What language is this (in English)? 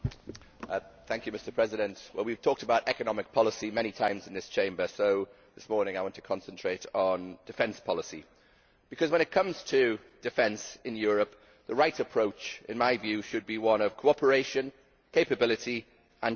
English